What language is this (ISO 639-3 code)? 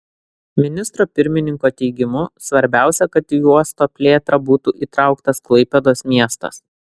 lit